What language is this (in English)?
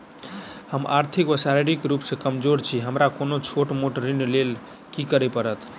Maithili